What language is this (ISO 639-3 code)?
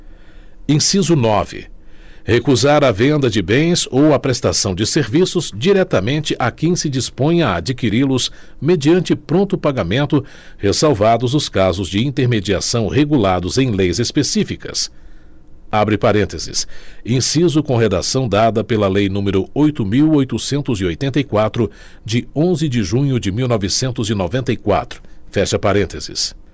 por